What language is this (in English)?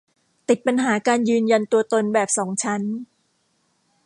Thai